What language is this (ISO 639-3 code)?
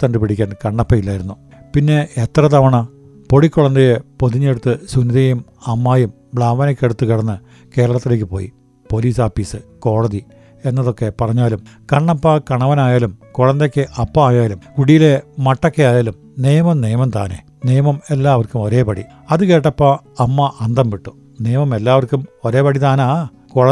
mal